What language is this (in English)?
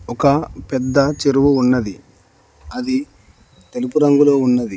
Telugu